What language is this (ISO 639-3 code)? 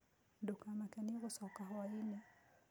kik